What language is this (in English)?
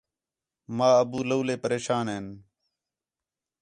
Khetrani